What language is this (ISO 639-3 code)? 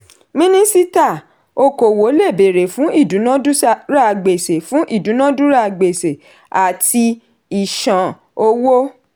yor